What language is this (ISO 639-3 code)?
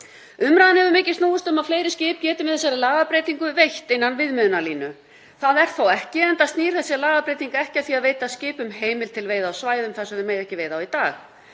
isl